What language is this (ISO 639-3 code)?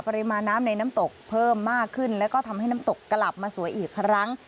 tha